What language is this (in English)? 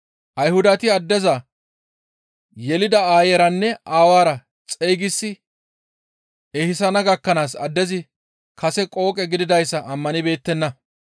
Gamo